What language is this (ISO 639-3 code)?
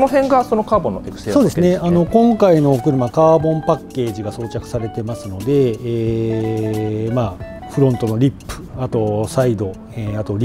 jpn